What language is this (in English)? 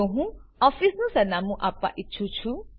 Gujarati